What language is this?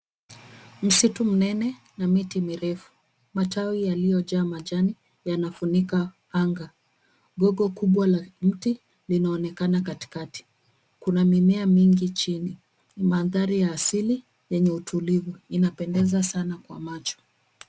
Swahili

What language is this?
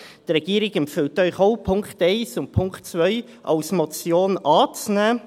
Swiss German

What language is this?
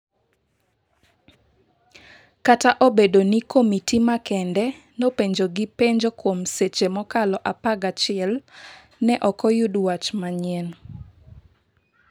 Luo (Kenya and Tanzania)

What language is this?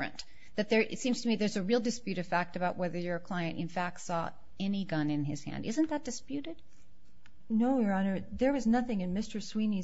English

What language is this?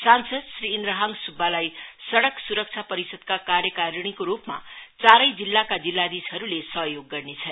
Nepali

